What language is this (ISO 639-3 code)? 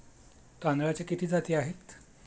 mar